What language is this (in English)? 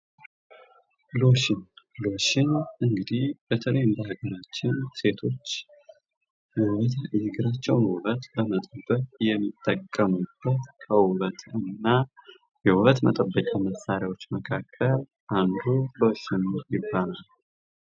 Amharic